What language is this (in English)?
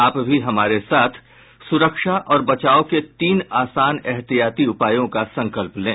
Hindi